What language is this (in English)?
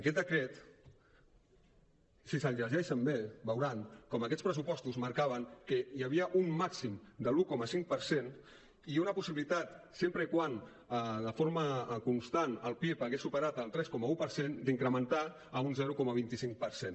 Catalan